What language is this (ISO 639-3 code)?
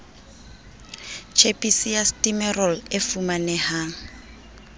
sot